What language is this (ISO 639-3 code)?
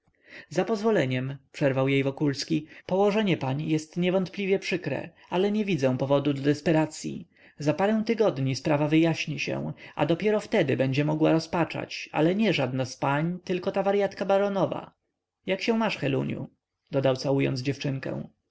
pol